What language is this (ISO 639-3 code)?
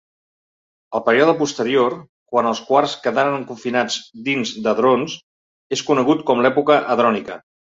cat